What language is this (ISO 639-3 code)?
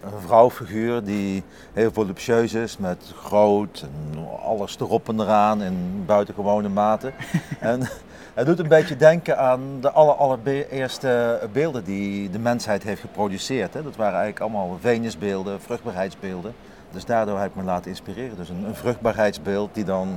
nld